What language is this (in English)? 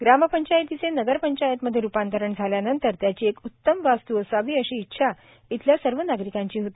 Marathi